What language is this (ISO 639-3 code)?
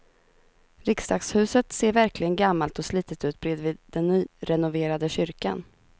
swe